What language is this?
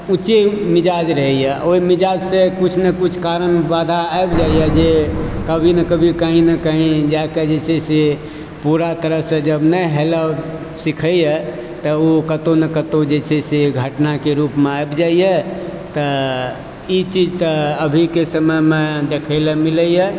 Maithili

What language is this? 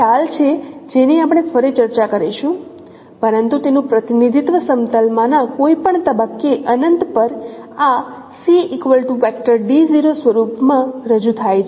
Gujarati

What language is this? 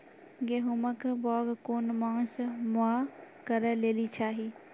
Maithili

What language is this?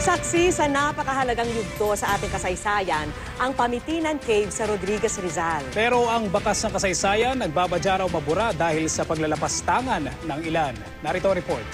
Filipino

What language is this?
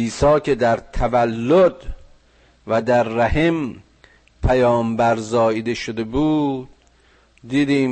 Persian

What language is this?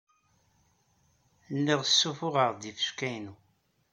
Kabyle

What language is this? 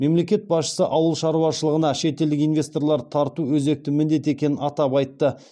Kazakh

